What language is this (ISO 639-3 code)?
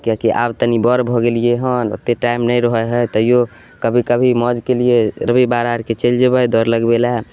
mai